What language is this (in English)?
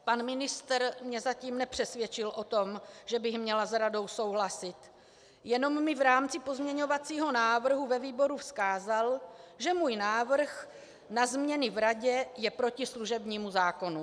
Czech